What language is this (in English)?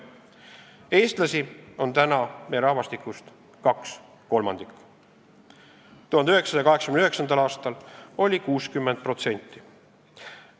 Estonian